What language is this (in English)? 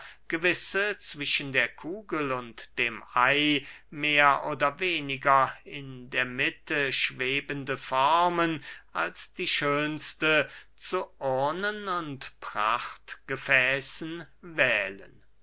German